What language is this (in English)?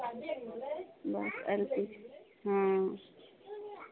Maithili